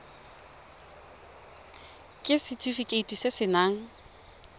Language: Tswana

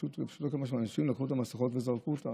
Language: Hebrew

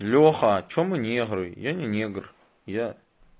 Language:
Russian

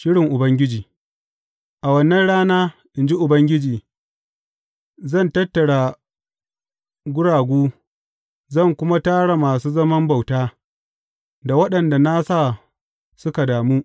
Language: Hausa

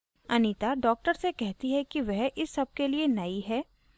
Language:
Hindi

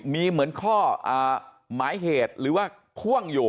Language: Thai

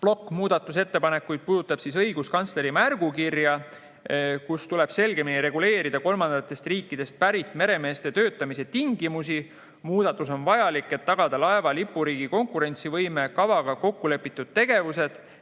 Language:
Estonian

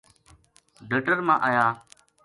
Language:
Gujari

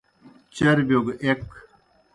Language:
Kohistani Shina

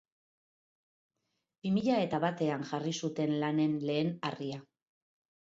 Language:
Basque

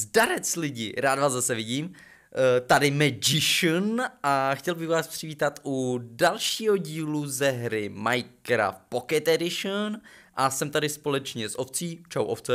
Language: Czech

